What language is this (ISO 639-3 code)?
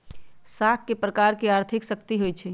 mag